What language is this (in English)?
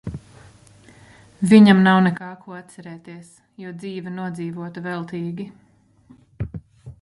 Latvian